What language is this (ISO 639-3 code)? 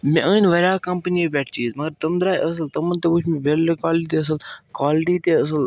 kas